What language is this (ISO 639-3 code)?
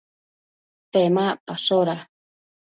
mcf